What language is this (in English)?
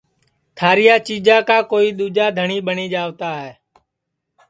Sansi